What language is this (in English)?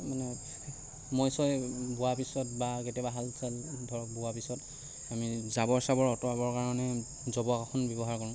Assamese